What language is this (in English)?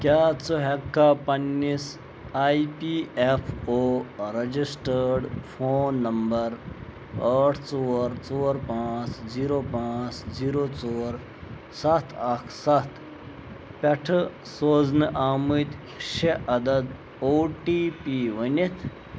Kashmiri